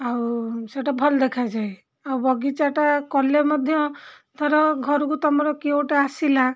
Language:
Odia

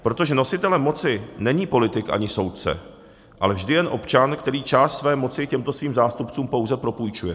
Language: Czech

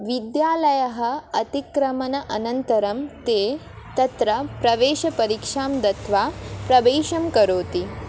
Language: Sanskrit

